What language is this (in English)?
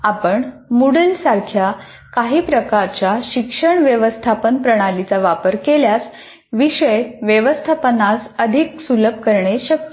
Marathi